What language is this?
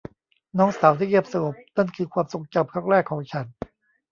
Thai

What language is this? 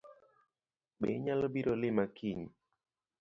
Luo (Kenya and Tanzania)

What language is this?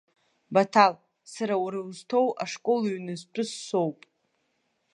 Abkhazian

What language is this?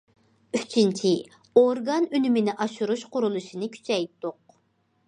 Uyghur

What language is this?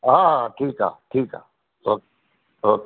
Sindhi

